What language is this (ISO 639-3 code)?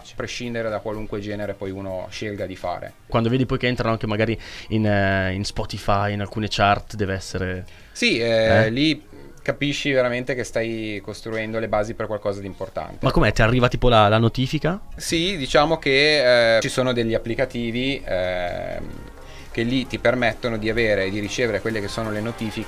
ita